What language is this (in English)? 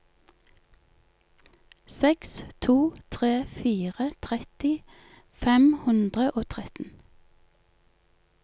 Norwegian